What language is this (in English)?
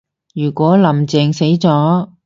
Cantonese